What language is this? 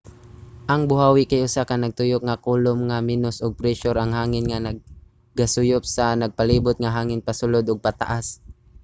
Cebuano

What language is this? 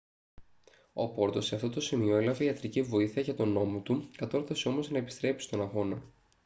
Greek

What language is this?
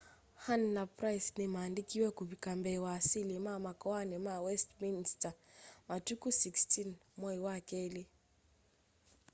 Kamba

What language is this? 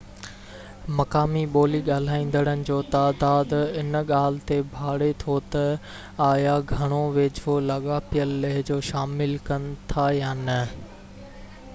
Sindhi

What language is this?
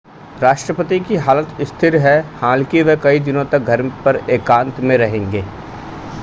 Hindi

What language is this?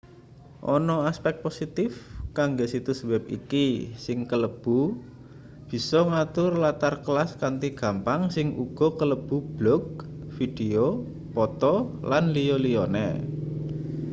Javanese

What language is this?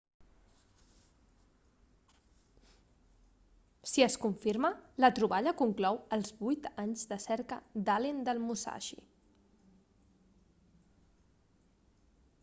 Catalan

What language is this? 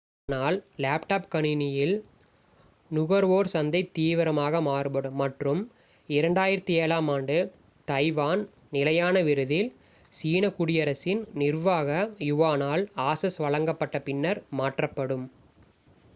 Tamil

